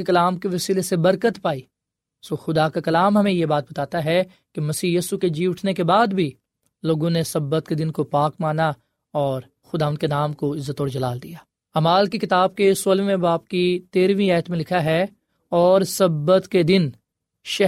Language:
Urdu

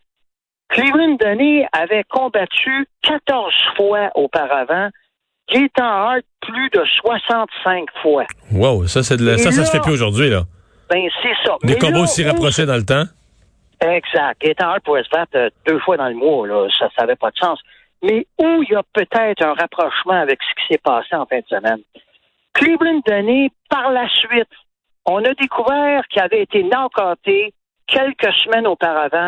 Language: French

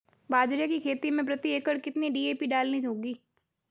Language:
Hindi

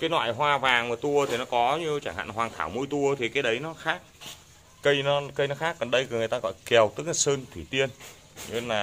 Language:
Vietnamese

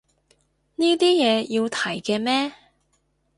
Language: Cantonese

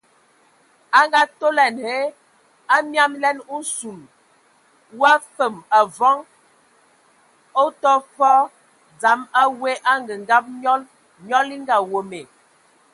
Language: Ewondo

